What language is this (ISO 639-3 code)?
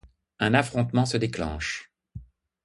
fra